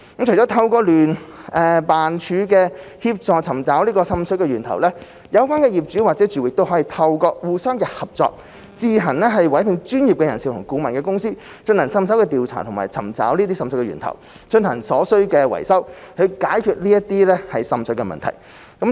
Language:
Cantonese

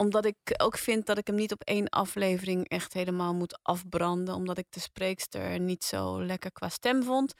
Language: Dutch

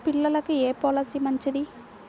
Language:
Telugu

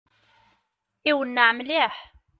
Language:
Kabyle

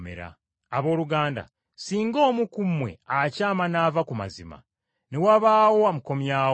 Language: Ganda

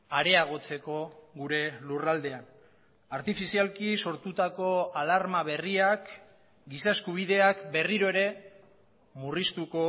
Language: Basque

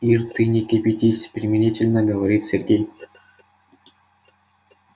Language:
Russian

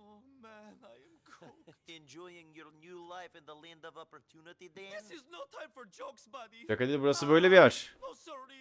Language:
Turkish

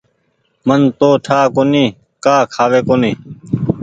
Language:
Goaria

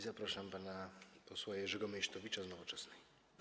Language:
Polish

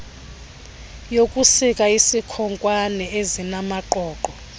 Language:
Xhosa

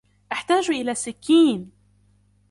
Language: Arabic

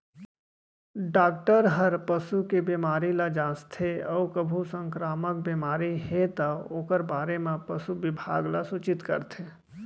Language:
Chhattisgarhi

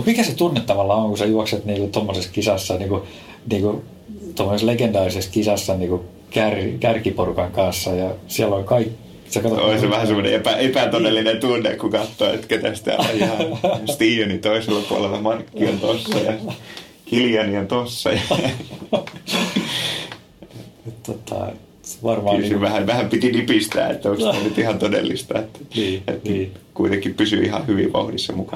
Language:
Finnish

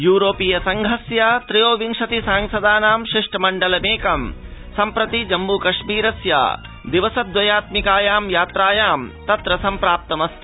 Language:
Sanskrit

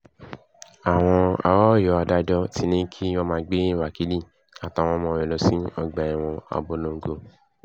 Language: Yoruba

